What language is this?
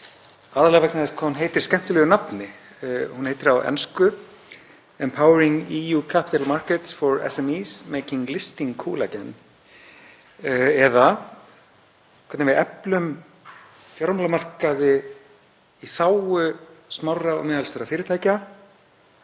Icelandic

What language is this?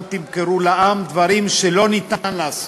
Hebrew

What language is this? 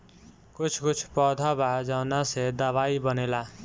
Bhojpuri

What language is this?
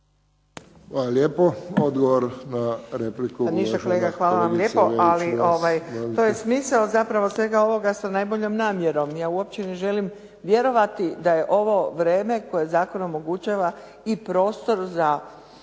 Croatian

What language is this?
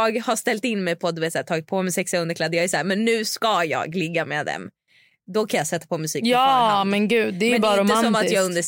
Swedish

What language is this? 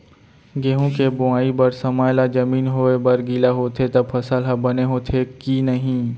Chhattisgarhi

